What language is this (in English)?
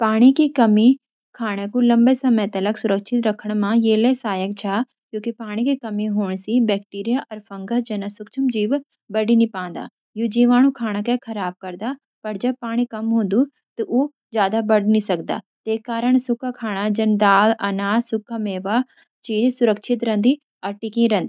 Garhwali